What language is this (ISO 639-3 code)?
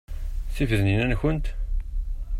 kab